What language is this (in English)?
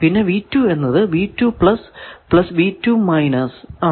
Malayalam